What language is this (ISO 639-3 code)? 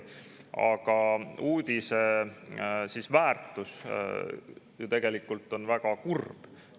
est